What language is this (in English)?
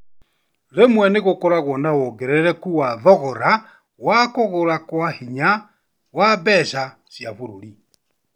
Kikuyu